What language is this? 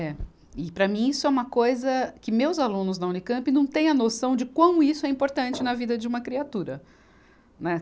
Portuguese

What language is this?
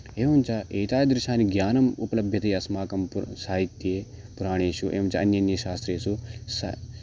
Sanskrit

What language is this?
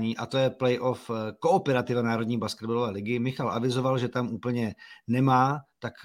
Czech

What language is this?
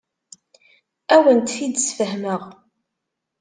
Kabyle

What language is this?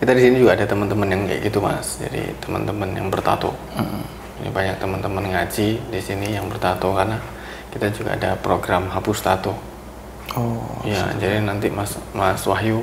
Indonesian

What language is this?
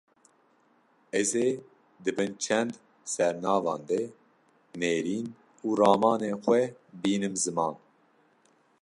Kurdish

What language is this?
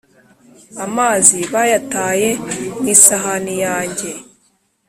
Kinyarwanda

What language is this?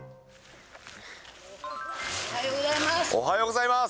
Japanese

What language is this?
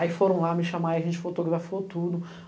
Portuguese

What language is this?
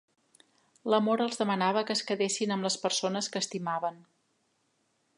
Catalan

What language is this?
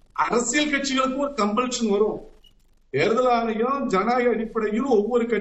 Tamil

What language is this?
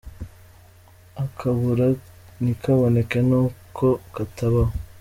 Kinyarwanda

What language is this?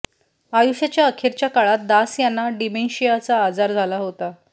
Marathi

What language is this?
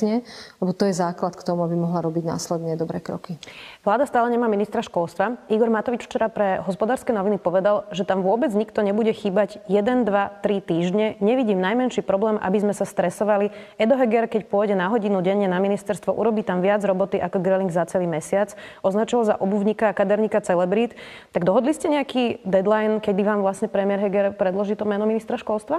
Slovak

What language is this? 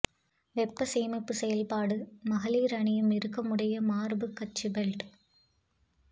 Tamil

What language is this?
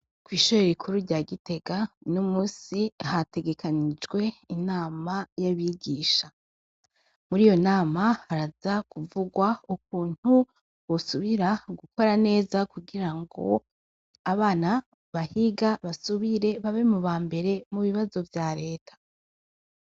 Rundi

